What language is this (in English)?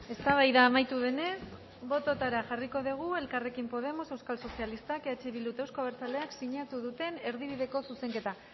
Basque